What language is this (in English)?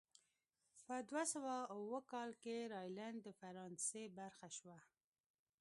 Pashto